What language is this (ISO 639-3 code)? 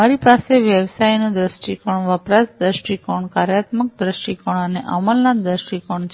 guj